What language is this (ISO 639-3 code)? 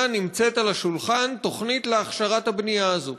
heb